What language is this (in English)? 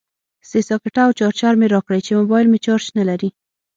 Pashto